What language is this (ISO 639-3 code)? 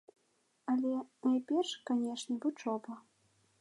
bel